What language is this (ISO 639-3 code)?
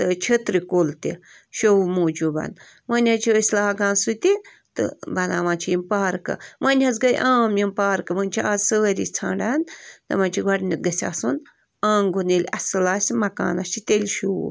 kas